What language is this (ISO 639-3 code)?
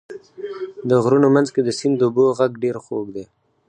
pus